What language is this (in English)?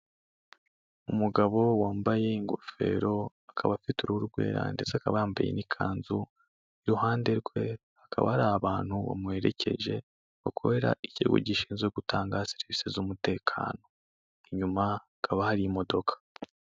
Kinyarwanda